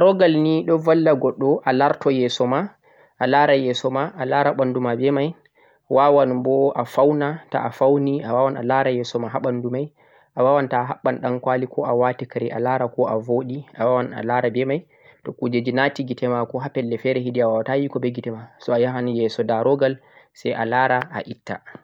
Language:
Central-Eastern Niger Fulfulde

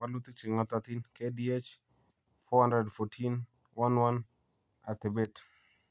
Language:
Kalenjin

